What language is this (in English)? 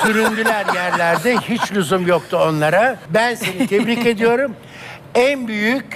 Turkish